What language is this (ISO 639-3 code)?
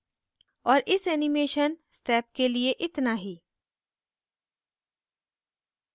hin